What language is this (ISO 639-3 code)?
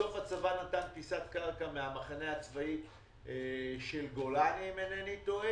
heb